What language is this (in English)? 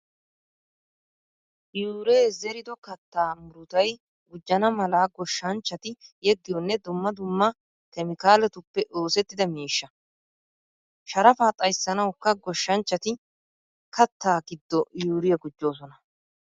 Wolaytta